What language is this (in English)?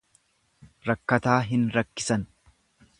Oromo